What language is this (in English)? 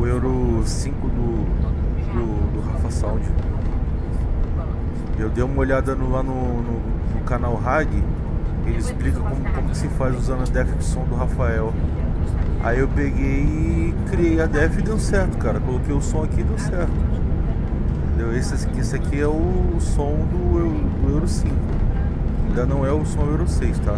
Portuguese